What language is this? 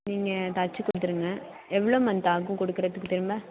Tamil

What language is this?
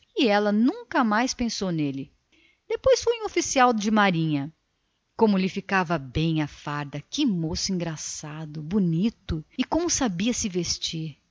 Portuguese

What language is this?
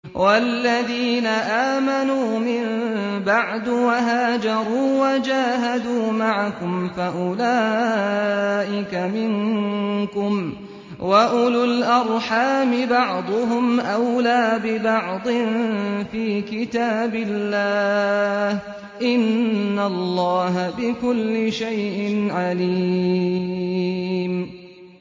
Arabic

